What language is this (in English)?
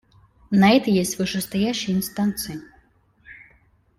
Russian